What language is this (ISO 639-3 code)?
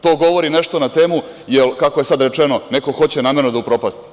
srp